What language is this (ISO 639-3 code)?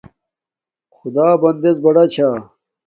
dmk